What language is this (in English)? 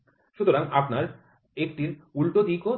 Bangla